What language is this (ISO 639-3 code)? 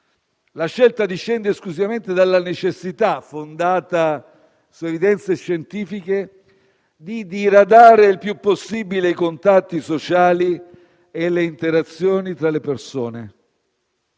ita